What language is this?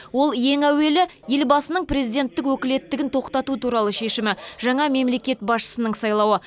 Kazakh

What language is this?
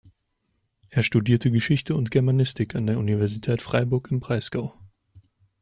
German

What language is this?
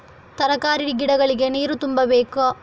Kannada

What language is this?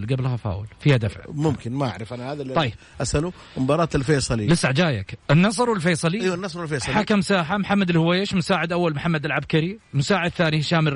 Arabic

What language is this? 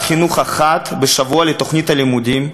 Hebrew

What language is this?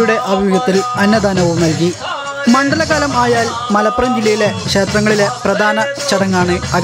Arabic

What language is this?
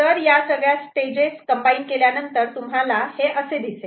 Marathi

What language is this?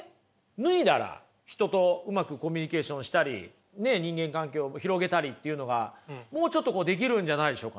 Japanese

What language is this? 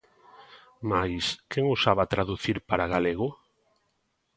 Galician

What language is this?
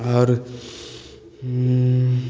Maithili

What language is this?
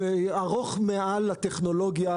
Hebrew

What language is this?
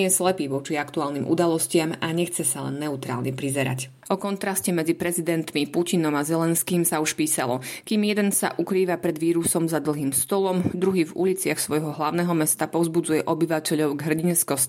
Slovak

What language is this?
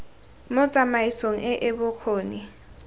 Tswana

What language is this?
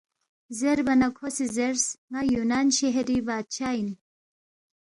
Balti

